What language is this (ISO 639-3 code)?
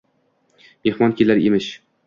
uzb